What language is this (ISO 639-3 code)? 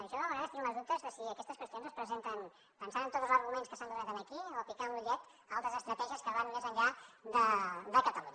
cat